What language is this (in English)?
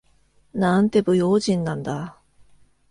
Japanese